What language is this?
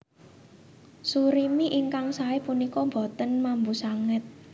Javanese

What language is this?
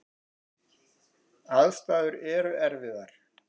Icelandic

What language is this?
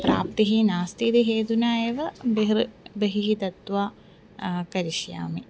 Sanskrit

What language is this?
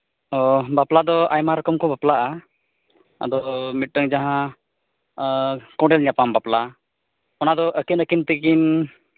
Santali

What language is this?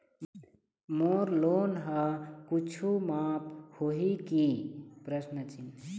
Chhattisgarhi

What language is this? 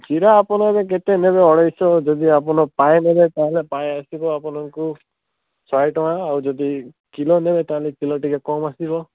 Odia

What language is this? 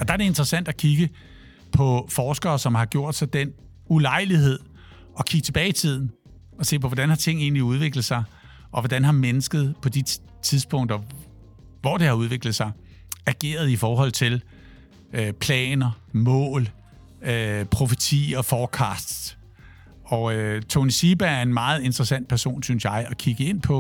Danish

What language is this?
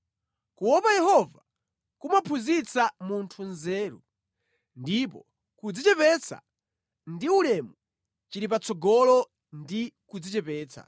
Nyanja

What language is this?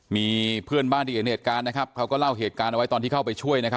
Thai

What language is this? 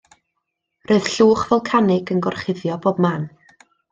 Welsh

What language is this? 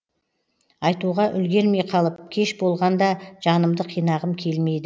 Kazakh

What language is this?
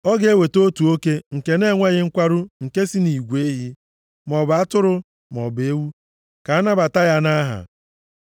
Igbo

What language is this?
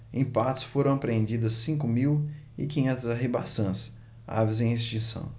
Portuguese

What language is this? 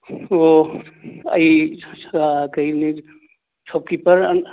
Manipuri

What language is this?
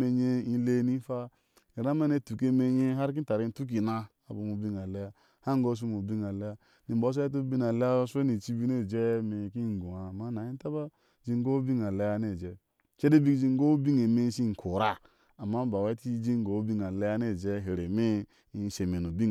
Ashe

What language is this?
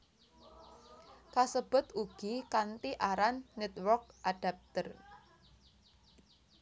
Javanese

